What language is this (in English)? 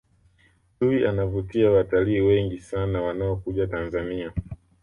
Swahili